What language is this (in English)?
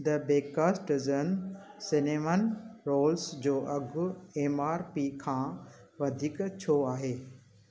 Sindhi